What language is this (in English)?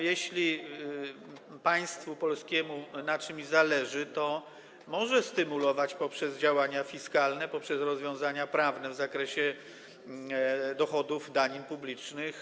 Polish